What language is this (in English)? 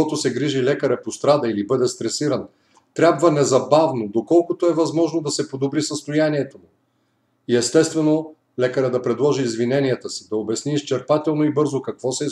Bulgarian